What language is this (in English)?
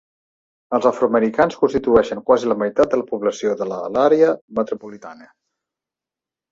Catalan